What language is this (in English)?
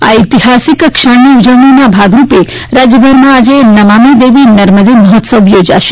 Gujarati